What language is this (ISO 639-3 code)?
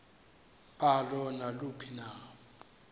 xho